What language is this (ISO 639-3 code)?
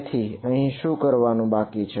guj